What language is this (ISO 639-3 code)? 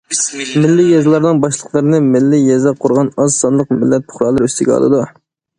uig